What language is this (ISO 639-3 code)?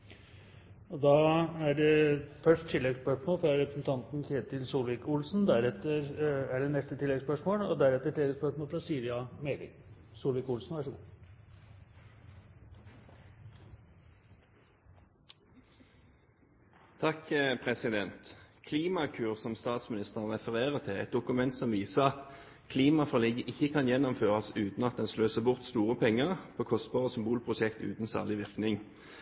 nor